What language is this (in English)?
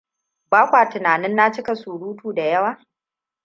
Hausa